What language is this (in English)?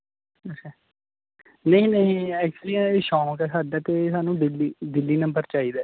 Punjabi